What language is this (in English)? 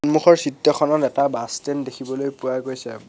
Assamese